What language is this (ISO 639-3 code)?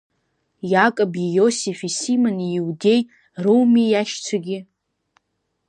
abk